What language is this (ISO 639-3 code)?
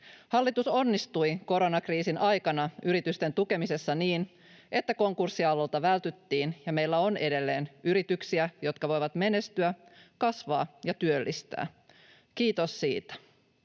fin